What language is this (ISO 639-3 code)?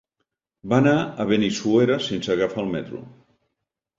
cat